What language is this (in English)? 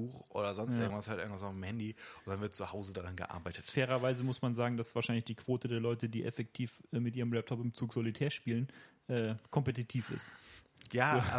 German